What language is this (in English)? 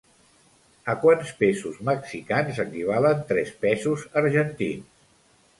Catalan